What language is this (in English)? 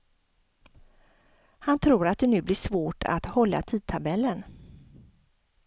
Swedish